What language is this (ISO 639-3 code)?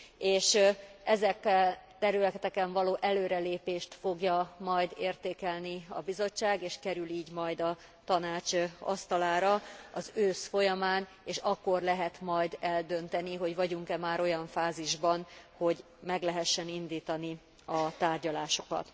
hun